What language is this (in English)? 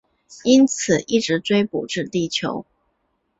Chinese